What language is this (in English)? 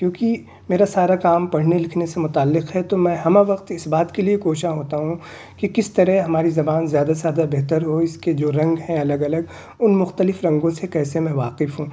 Urdu